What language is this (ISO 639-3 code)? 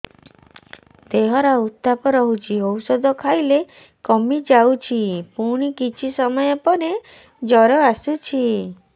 ori